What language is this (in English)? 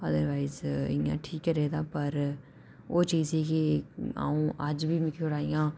Dogri